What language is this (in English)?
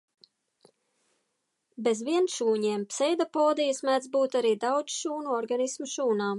Latvian